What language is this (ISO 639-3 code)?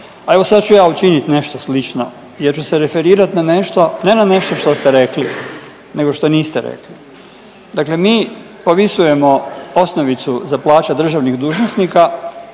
hrv